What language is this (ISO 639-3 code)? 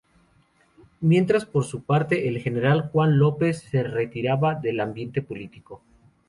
spa